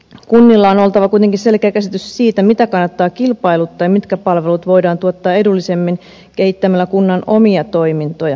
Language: Finnish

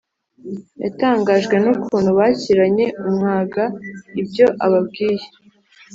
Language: Kinyarwanda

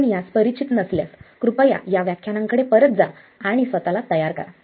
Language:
Marathi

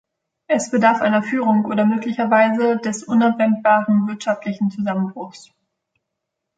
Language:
German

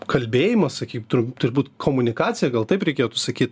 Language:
Lithuanian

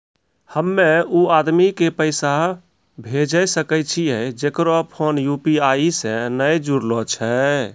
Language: Maithili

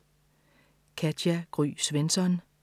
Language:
Danish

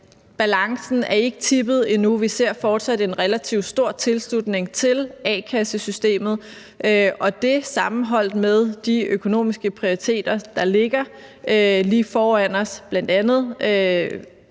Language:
Danish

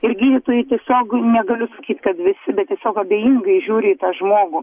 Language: Lithuanian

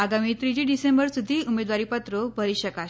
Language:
Gujarati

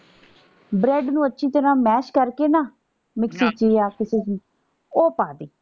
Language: Punjabi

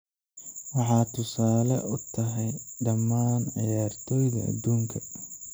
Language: Somali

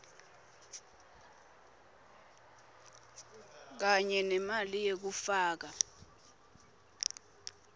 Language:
Swati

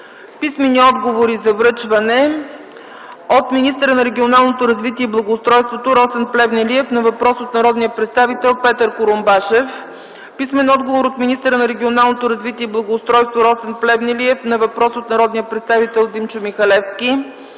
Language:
Bulgarian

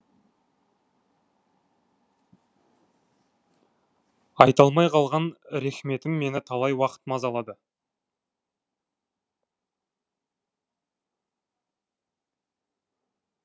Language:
Kazakh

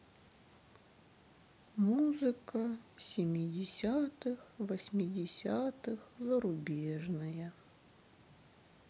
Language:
Russian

